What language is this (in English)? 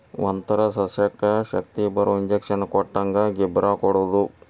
Kannada